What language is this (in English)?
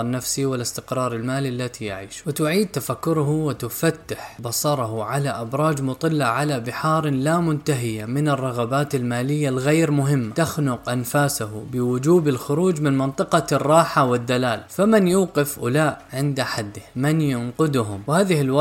Arabic